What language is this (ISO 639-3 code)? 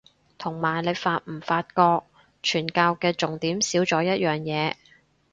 yue